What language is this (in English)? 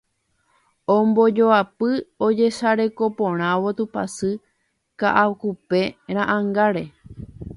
Guarani